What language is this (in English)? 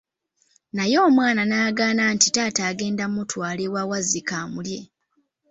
Ganda